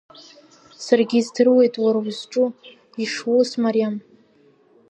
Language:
Abkhazian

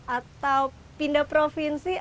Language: Indonesian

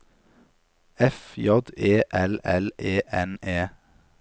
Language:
Norwegian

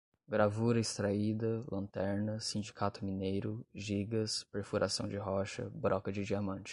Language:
Portuguese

